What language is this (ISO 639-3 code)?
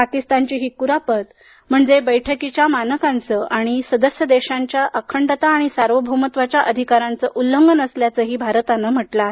mar